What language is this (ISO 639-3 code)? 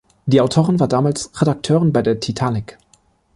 deu